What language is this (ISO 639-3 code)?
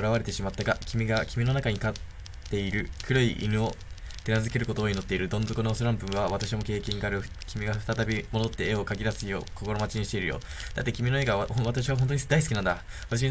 jpn